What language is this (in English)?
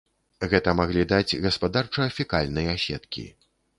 Belarusian